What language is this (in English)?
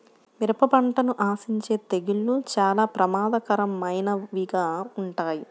Telugu